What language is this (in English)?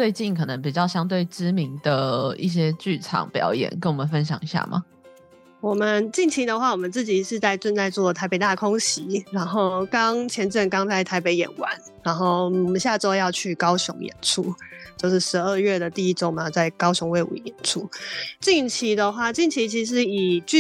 Chinese